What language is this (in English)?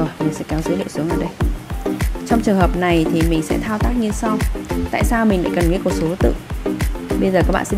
Vietnamese